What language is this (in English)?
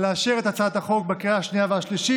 Hebrew